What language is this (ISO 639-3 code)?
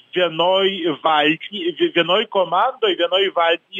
lit